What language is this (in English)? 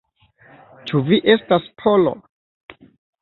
Esperanto